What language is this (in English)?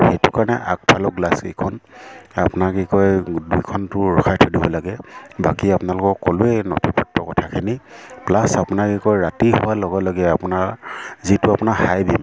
Assamese